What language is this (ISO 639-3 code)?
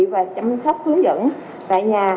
vie